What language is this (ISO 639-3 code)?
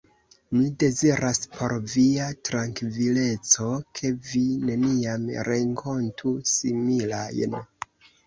epo